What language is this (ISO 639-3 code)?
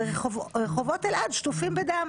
heb